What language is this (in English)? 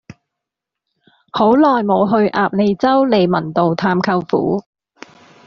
Cantonese